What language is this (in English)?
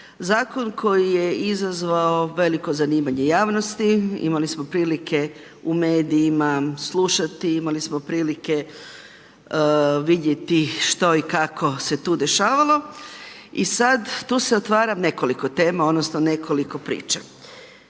Croatian